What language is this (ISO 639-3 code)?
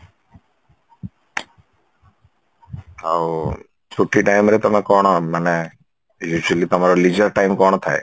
ori